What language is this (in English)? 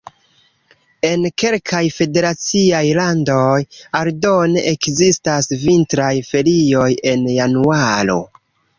Esperanto